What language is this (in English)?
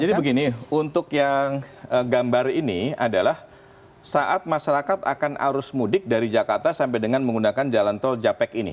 Indonesian